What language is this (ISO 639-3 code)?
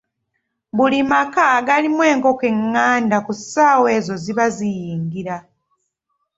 lug